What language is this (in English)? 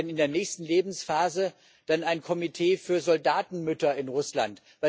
German